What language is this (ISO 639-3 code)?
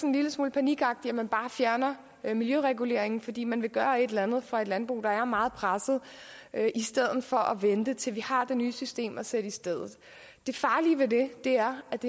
dan